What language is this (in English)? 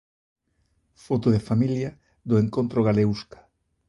Galician